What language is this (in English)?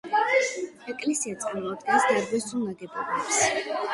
Georgian